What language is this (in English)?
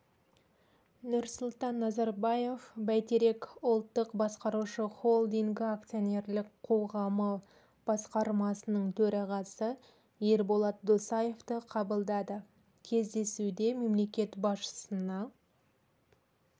Kazakh